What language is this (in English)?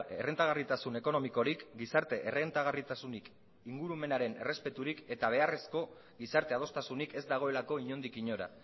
Basque